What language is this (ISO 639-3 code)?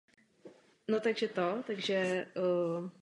ces